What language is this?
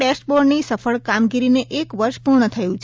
Gujarati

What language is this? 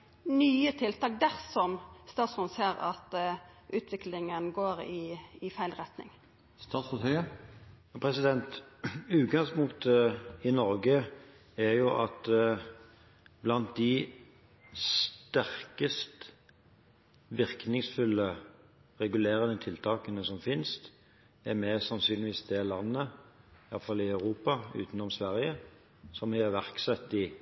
Norwegian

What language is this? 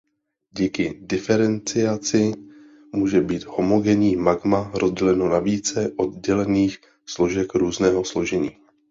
Czech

